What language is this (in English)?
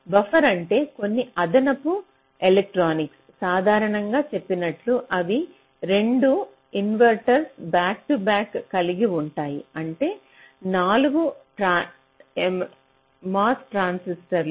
Telugu